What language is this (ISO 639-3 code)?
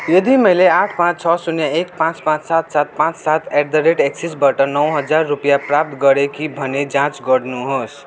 nep